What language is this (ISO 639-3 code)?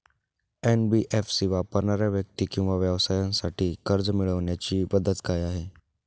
mar